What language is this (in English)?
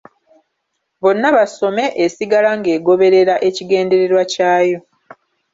Ganda